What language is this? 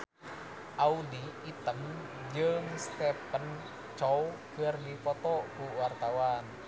Sundanese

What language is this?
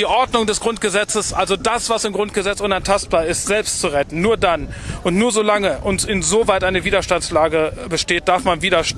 German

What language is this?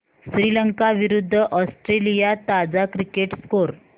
Marathi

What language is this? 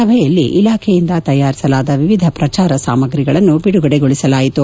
Kannada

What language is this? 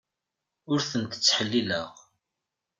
Kabyle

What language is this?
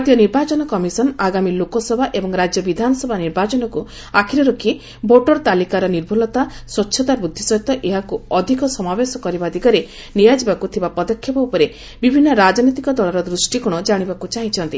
Odia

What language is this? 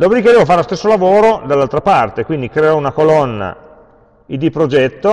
Italian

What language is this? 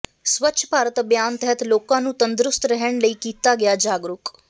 Punjabi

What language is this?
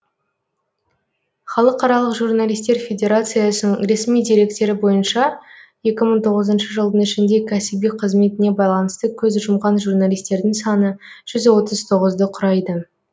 Kazakh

